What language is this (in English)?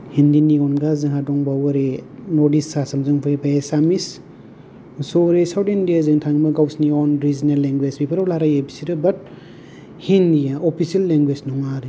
Bodo